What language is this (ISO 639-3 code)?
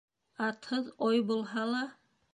bak